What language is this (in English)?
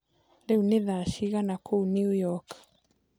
Kikuyu